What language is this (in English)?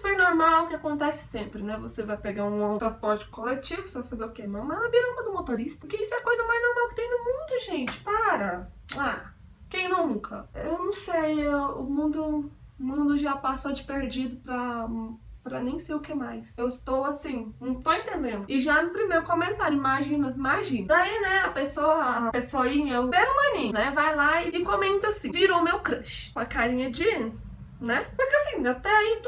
Portuguese